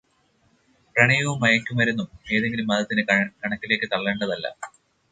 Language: Malayalam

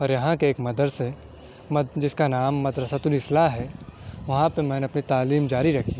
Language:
Urdu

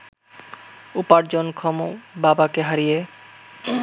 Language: Bangla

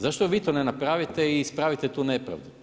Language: Croatian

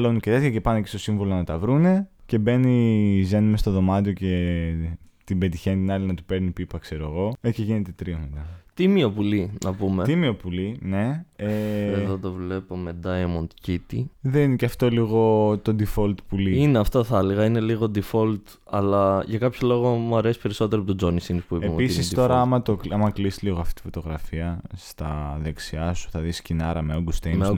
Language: Greek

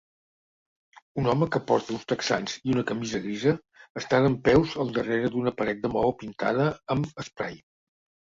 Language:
Catalan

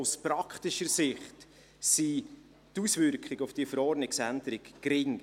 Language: Swiss German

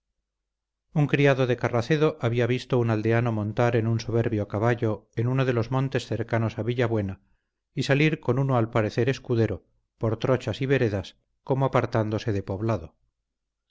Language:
Spanish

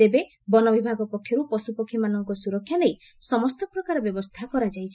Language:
Odia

